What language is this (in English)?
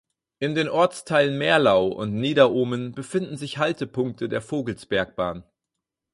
German